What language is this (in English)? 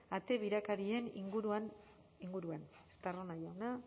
Basque